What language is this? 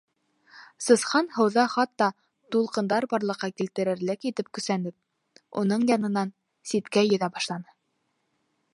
Bashkir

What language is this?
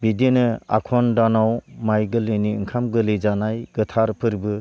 Bodo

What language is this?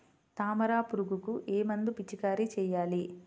Telugu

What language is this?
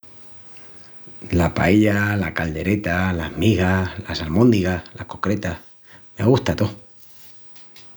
Extremaduran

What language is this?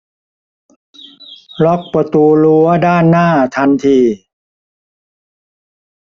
Thai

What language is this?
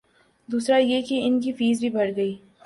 Urdu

